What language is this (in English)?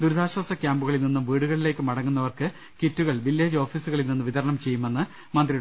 Malayalam